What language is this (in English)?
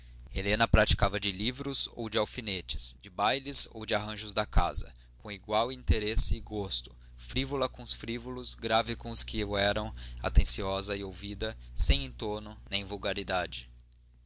Portuguese